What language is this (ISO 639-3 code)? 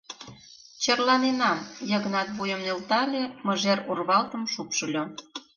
chm